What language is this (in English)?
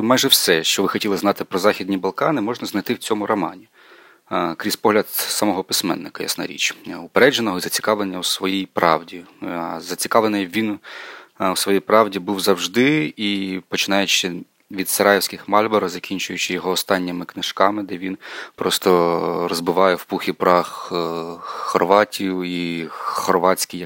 Ukrainian